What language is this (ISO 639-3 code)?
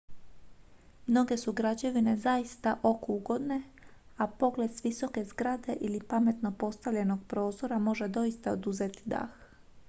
hrv